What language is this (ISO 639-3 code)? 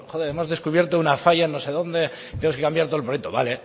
spa